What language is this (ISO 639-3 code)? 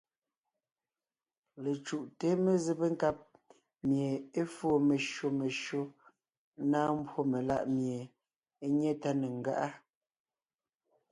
nnh